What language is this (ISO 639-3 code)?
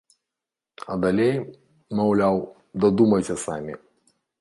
bel